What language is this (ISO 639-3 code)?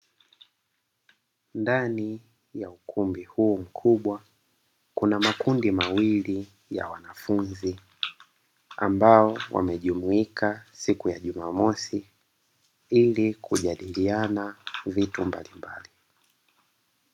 swa